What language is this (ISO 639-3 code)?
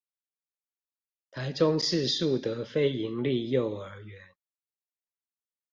zho